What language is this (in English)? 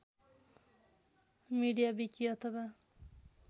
Nepali